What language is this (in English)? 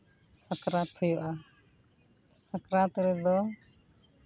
Santali